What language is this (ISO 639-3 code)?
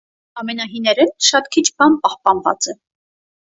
hye